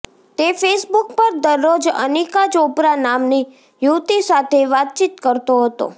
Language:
Gujarati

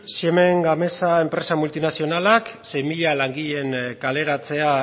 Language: Basque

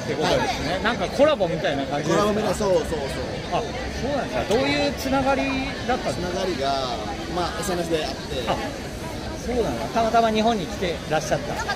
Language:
Japanese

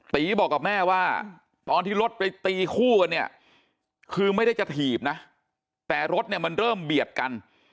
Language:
Thai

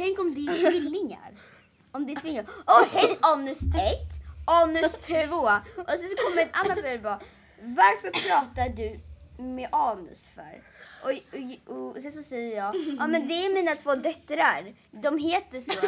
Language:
Swedish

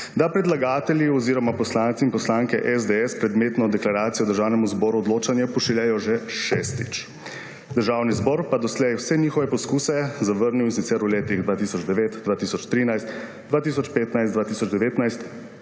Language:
Slovenian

